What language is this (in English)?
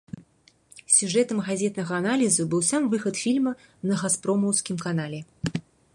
Belarusian